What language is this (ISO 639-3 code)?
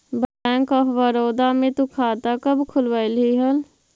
mag